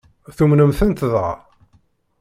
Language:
Kabyle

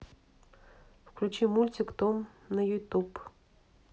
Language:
Russian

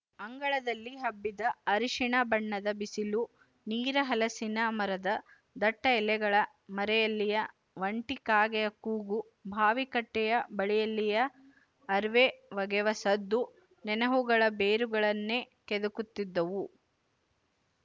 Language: Kannada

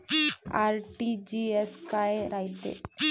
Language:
Marathi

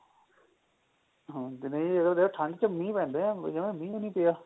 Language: Punjabi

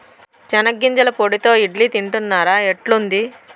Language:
Telugu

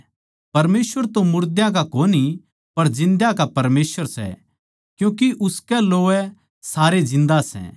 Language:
Haryanvi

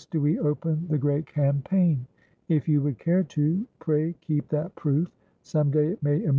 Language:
English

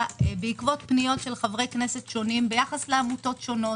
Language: Hebrew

